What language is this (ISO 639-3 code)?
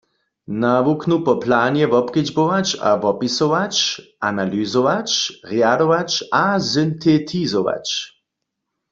hsb